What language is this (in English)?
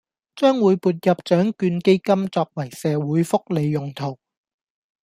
Cantonese